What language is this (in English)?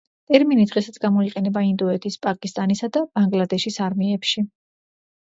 Georgian